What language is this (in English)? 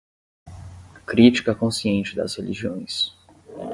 Portuguese